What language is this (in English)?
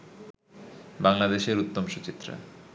Bangla